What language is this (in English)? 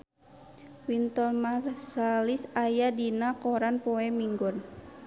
Sundanese